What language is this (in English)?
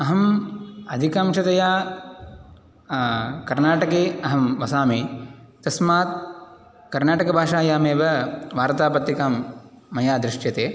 Sanskrit